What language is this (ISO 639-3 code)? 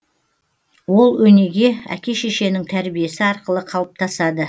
kaz